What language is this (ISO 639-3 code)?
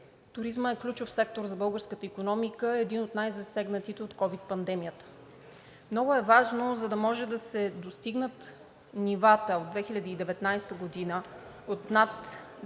bul